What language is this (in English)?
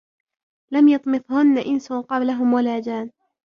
Arabic